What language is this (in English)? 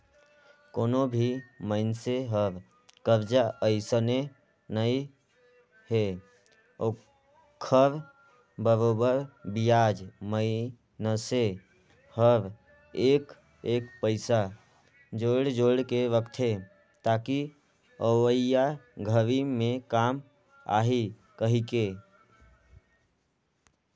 Chhattisgarhi